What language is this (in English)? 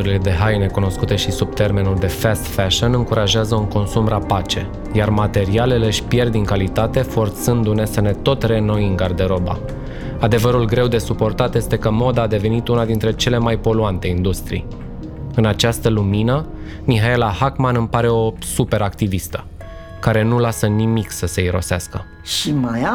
Romanian